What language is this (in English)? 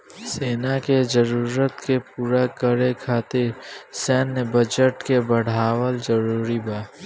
Bhojpuri